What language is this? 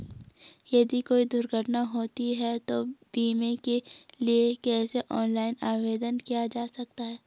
Hindi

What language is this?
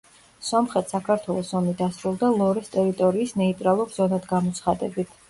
Georgian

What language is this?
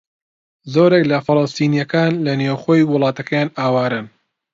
Central Kurdish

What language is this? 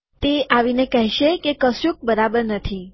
Gujarati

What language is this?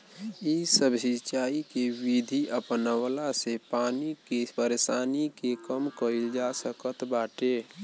Bhojpuri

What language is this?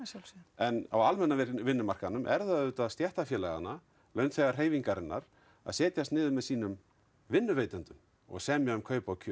Icelandic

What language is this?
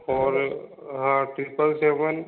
Hindi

